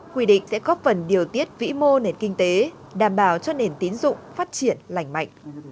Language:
Vietnamese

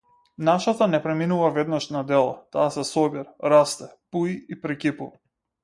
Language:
Macedonian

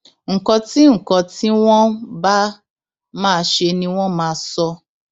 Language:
Yoruba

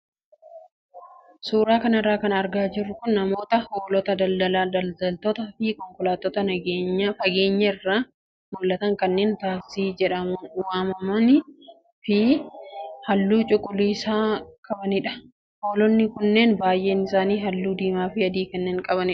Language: Oromo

